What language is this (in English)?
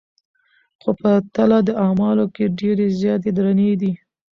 Pashto